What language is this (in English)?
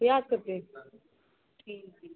Maithili